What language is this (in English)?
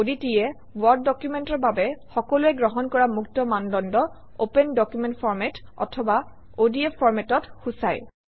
Assamese